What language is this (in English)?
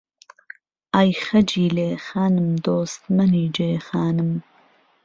Central Kurdish